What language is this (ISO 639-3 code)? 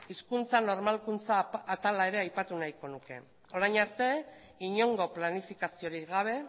eus